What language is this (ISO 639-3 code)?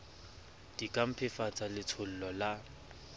sot